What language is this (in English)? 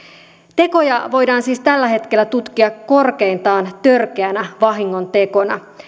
Finnish